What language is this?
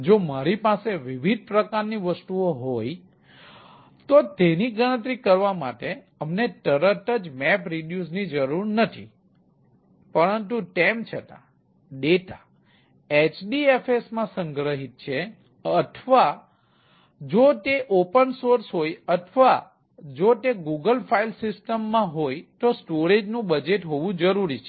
Gujarati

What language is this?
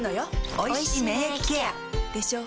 Japanese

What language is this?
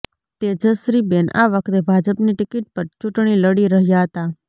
Gujarati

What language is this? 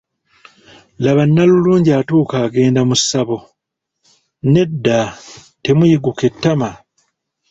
Ganda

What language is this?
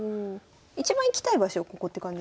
Japanese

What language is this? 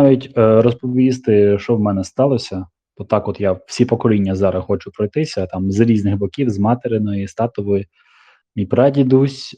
Ukrainian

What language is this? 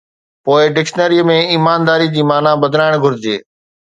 Sindhi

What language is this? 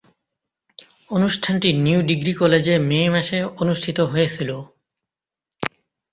Bangla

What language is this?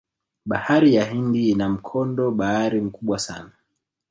Swahili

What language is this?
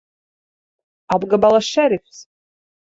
Latvian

